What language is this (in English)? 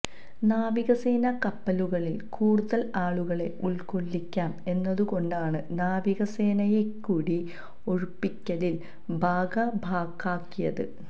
Malayalam